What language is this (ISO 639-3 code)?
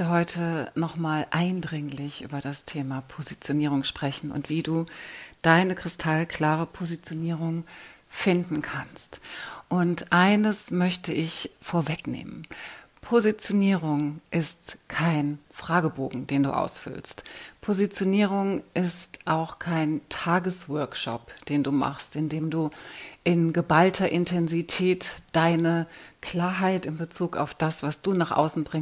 deu